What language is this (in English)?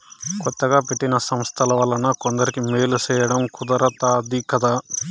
Telugu